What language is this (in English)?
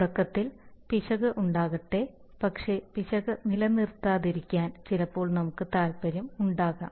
Malayalam